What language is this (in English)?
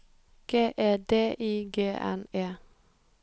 Norwegian